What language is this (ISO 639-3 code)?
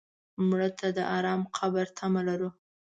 pus